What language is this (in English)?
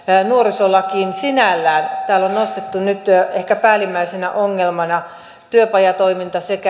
Finnish